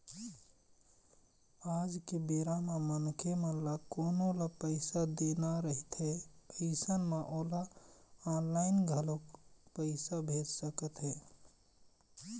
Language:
Chhattisgarhi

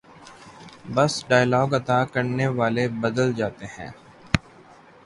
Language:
Urdu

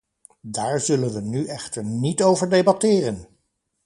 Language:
Dutch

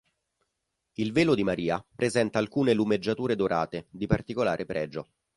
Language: Italian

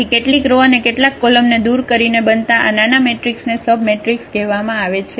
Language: Gujarati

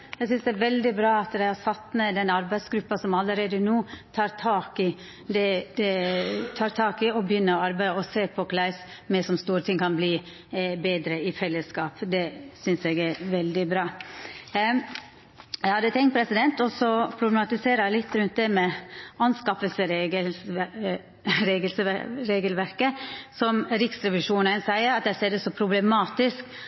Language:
Norwegian Nynorsk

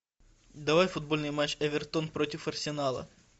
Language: Russian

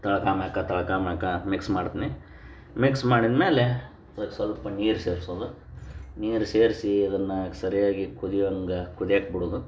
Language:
Kannada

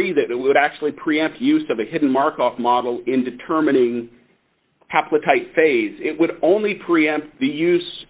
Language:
English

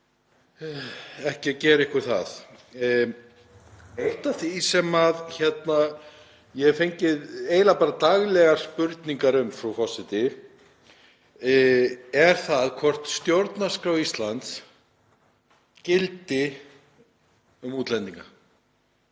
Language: Icelandic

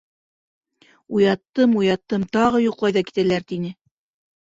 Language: Bashkir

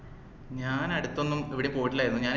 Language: Malayalam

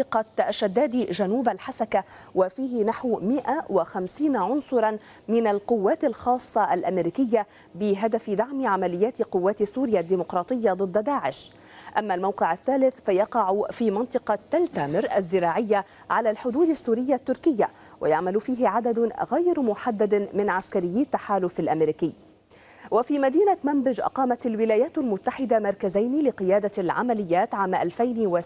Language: Arabic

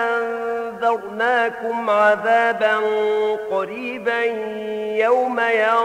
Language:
Arabic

